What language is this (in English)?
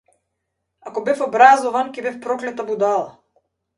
Macedonian